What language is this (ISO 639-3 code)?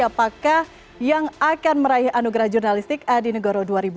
ind